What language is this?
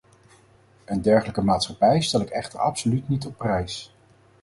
Dutch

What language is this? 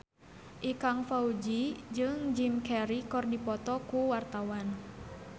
Sundanese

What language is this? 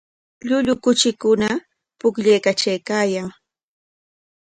Corongo Ancash Quechua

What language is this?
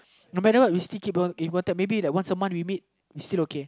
English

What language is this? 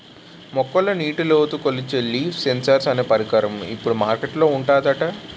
Telugu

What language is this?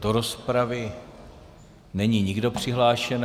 Czech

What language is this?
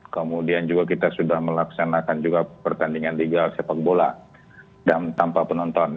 Indonesian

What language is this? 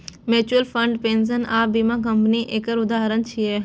Maithili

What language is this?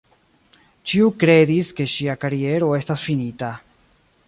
Esperanto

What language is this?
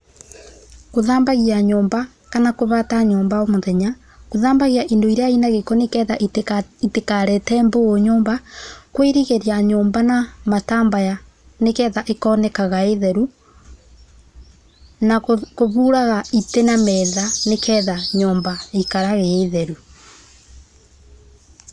Kikuyu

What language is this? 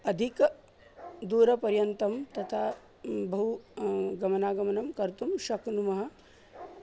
Sanskrit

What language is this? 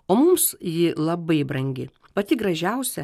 Lithuanian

